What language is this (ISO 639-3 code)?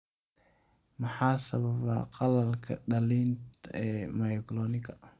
som